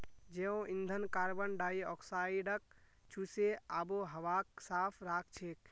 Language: Magahi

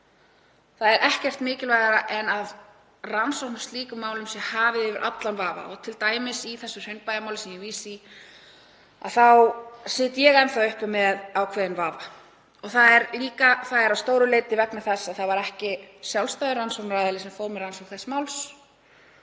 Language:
Icelandic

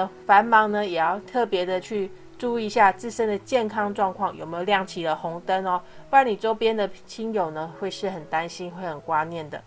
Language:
Chinese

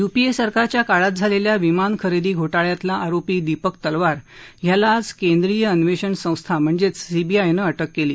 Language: Marathi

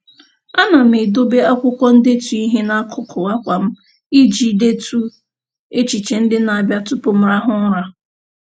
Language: Igbo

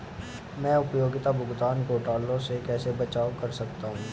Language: Hindi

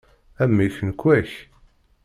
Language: Kabyle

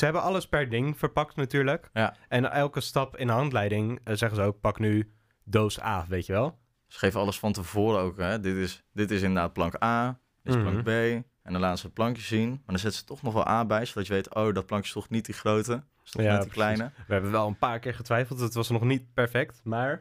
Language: Dutch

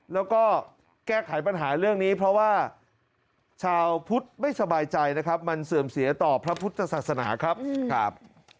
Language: Thai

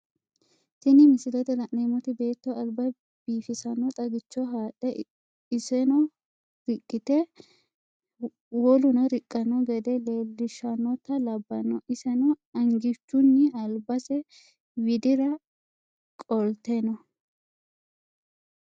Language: Sidamo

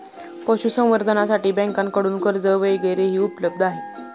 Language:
Marathi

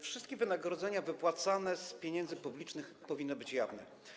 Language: Polish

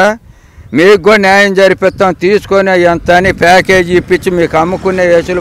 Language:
Telugu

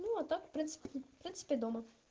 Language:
Russian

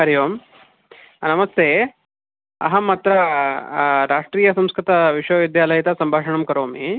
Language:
Sanskrit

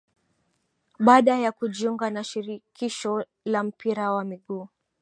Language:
Swahili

